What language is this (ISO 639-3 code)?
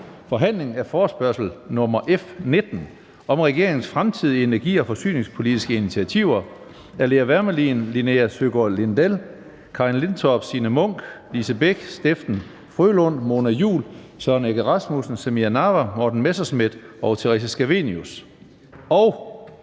dan